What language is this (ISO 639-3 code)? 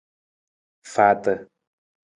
nmz